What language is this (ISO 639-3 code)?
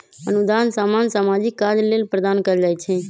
mag